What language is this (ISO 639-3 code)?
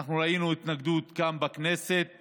heb